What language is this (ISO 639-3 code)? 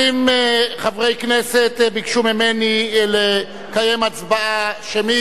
heb